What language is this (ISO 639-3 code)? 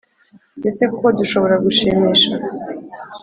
kin